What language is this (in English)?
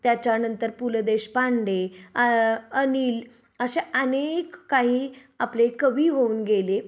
Marathi